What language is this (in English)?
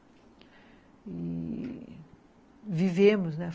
Portuguese